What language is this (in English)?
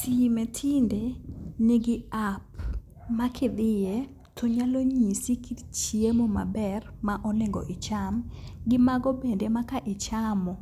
Luo (Kenya and Tanzania)